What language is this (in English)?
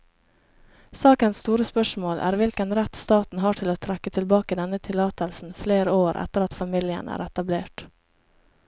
Norwegian